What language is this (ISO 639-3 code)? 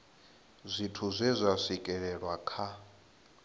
ven